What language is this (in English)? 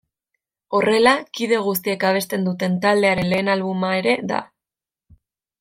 Basque